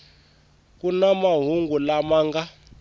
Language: Tsonga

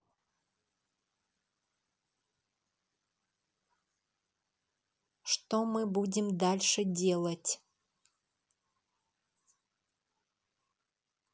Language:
Russian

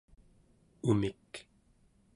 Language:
Central Yupik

